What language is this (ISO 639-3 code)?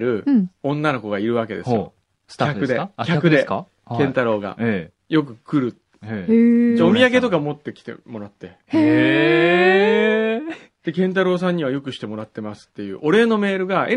jpn